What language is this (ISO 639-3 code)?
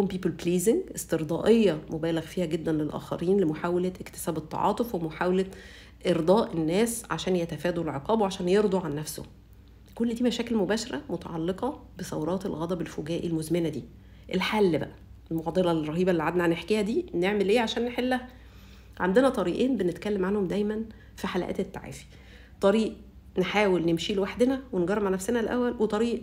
ara